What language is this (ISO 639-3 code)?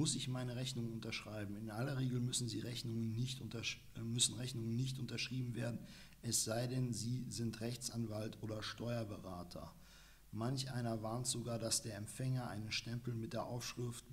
deu